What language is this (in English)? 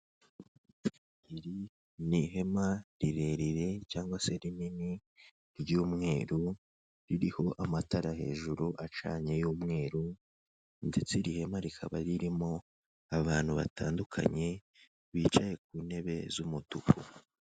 Kinyarwanda